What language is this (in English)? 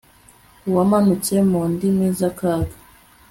Kinyarwanda